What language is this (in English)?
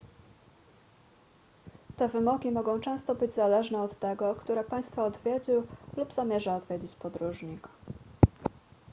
Polish